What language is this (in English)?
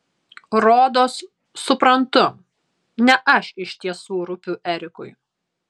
Lithuanian